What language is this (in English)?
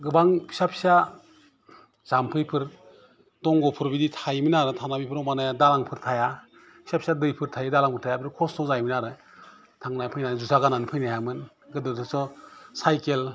Bodo